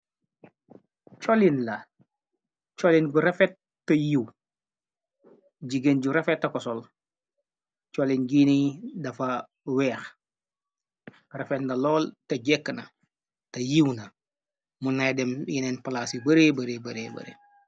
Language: Wolof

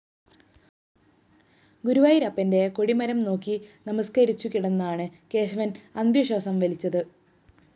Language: Malayalam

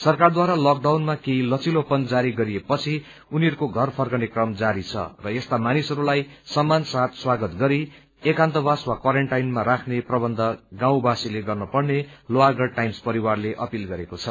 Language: Nepali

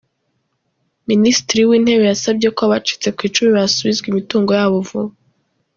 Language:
Kinyarwanda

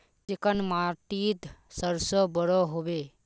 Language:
Magahi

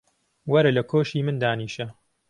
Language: Central Kurdish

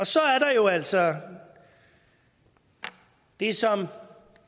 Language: Danish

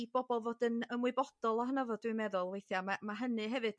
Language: Welsh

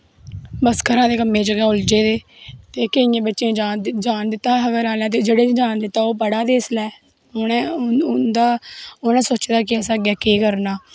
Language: Dogri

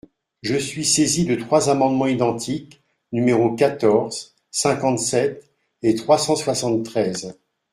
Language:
French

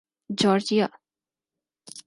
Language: Urdu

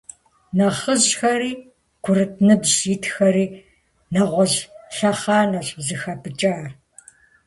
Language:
Kabardian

